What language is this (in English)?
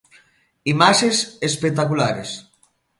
Galician